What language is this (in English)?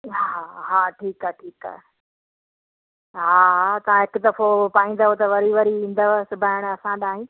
Sindhi